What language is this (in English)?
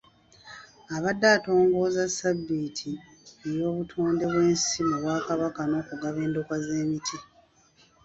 Ganda